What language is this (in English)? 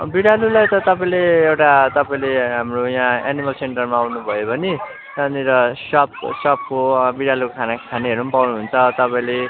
Nepali